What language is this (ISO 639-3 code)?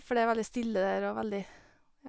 nor